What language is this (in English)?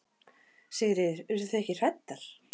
Icelandic